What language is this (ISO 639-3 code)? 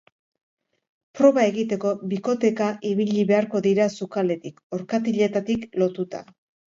eus